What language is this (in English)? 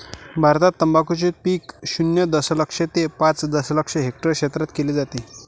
Marathi